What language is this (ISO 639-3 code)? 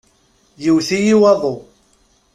kab